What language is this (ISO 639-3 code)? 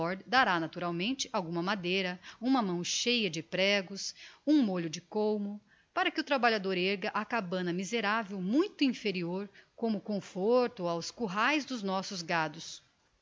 por